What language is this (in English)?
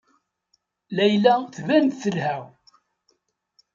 Kabyle